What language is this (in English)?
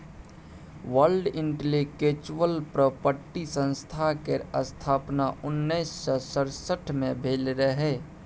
Maithili